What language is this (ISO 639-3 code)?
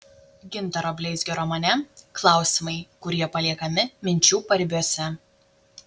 lit